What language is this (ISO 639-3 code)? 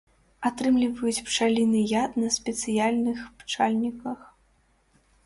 bel